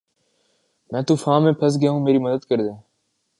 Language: Urdu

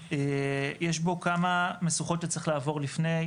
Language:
Hebrew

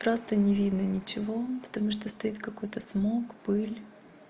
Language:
Russian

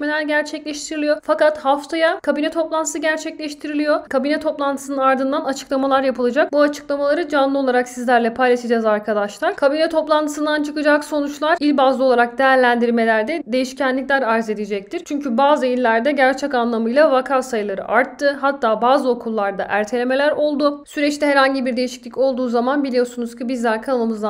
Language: Turkish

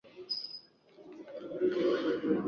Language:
Swahili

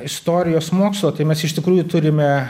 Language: Lithuanian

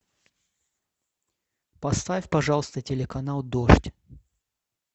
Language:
Russian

